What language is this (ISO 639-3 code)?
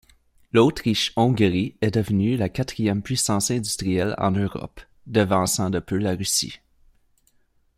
fra